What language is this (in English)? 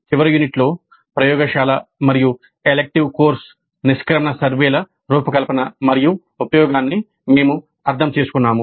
Telugu